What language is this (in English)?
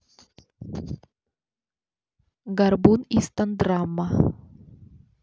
Russian